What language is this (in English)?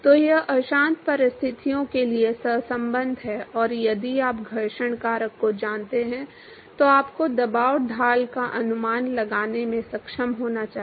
Hindi